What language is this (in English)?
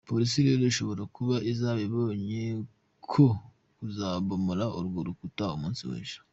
Kinyarwanda